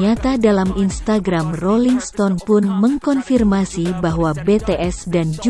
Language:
Indonesian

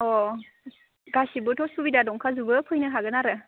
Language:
Bodo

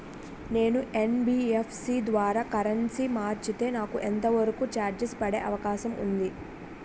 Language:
Telugu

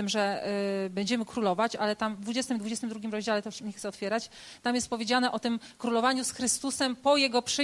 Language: Polish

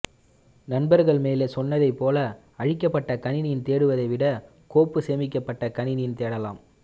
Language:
Tamil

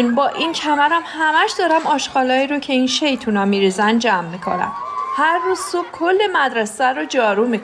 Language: Persian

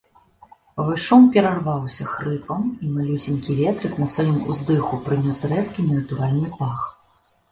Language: Belarusian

